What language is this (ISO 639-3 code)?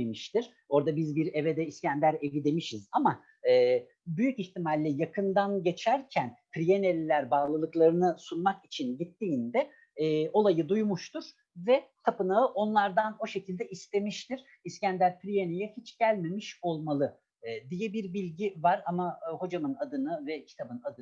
tur